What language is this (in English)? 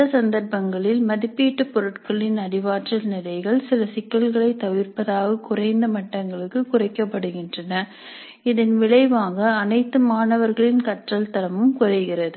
Tamil